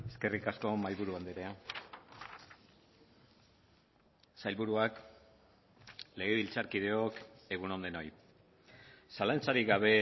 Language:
Basque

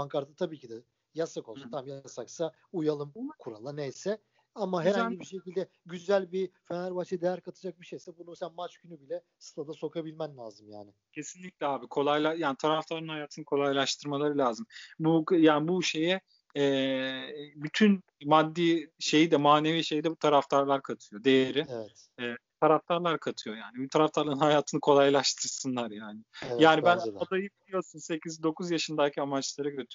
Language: Turkish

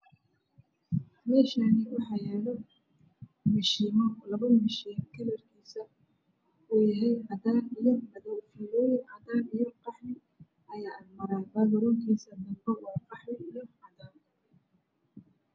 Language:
Somali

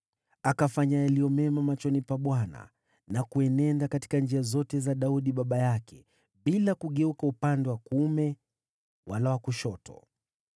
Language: Swahili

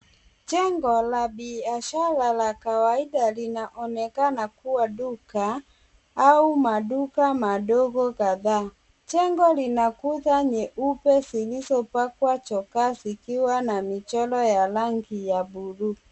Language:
Swahili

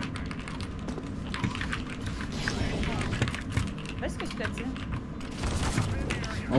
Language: Polish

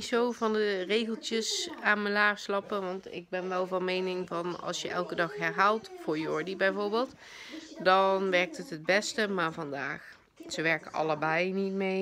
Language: Dutch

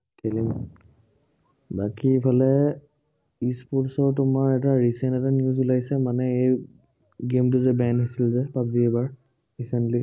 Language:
Assamese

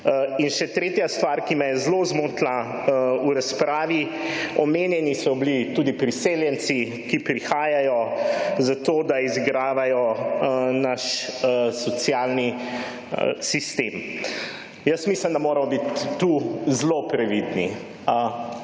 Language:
Slovenian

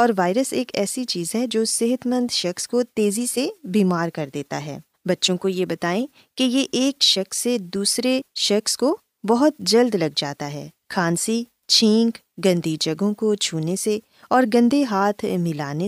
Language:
Urdu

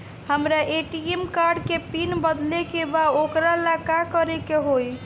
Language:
Bhojpuri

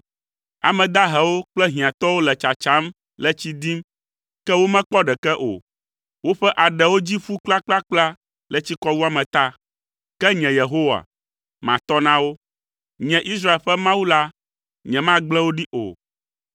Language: Ewe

